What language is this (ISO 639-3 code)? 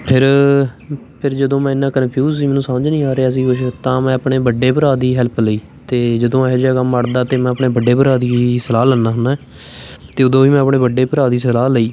pan